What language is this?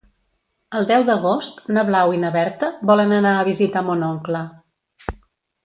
Catalan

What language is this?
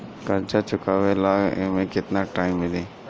Bhojpuri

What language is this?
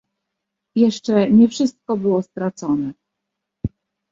Polish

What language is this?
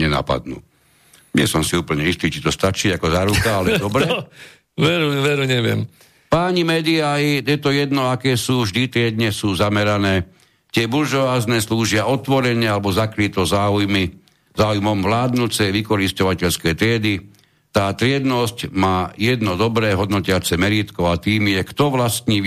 Slovak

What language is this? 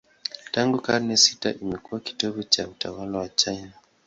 Swahili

